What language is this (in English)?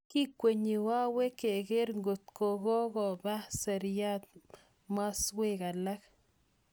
Kalenjin